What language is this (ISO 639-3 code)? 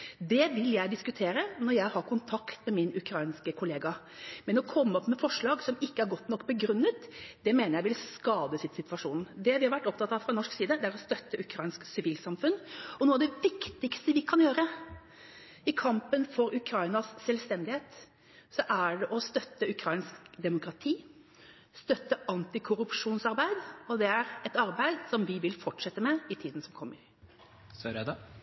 nor